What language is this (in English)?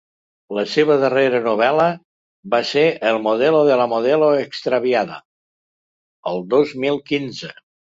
Catalan